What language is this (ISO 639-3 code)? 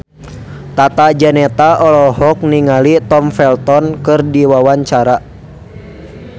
sun